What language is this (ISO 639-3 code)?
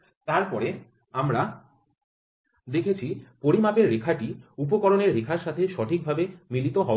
ben